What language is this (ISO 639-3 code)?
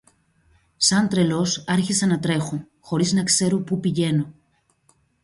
ell